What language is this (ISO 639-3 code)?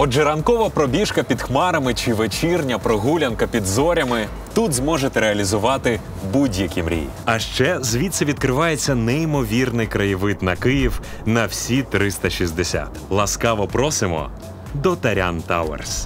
ukr